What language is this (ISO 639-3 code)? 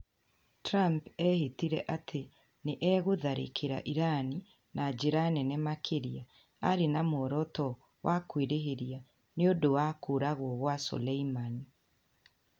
kik